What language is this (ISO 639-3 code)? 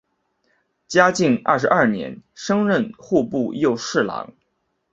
zho